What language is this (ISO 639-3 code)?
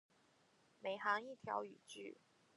zho